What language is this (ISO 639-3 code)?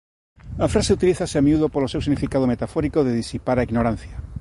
glg